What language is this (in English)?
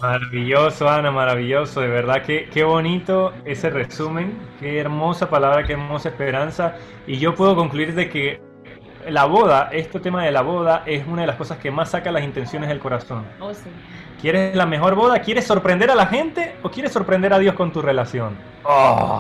Spanish